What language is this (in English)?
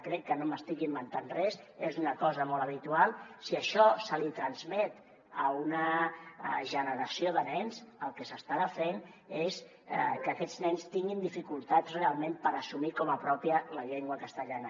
Catalan